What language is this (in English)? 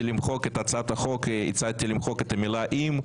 Hebrew